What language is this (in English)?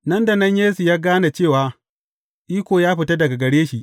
Hausa